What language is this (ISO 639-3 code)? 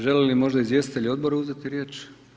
hrv